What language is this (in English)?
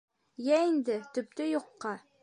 Bashkir